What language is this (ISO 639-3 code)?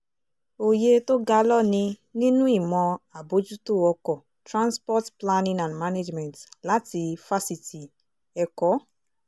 yor